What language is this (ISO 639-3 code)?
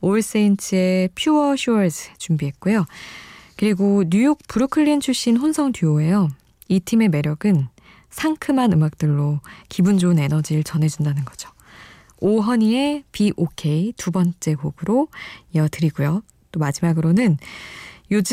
kor